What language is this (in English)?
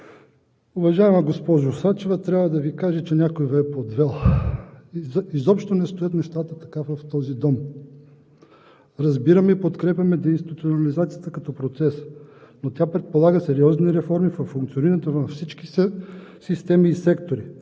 Bulgarian